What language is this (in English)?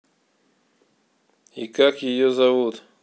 Russian